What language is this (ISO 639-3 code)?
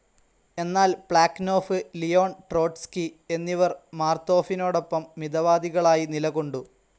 mal